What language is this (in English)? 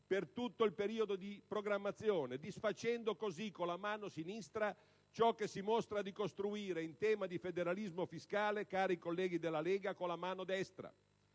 Italian